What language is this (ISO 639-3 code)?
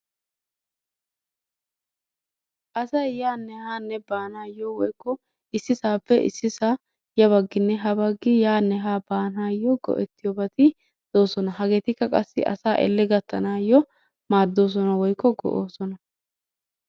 wal